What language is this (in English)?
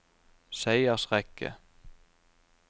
Norwegian